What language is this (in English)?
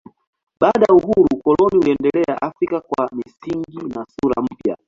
Swahili